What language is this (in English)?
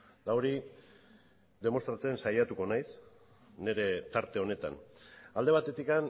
Basque